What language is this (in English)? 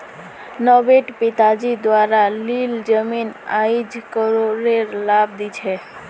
Magahi